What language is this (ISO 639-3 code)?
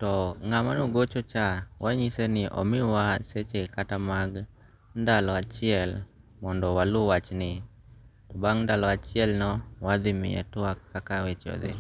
luo